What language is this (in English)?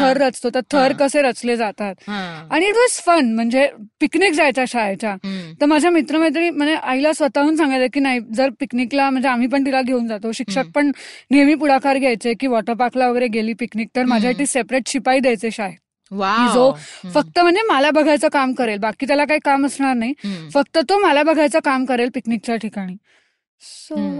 Marathi